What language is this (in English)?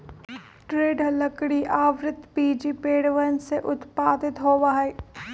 Magahi